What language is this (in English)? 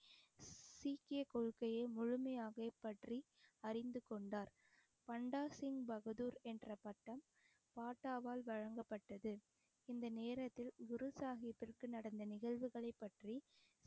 Tamil